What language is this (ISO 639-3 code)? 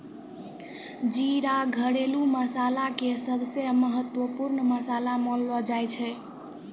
mai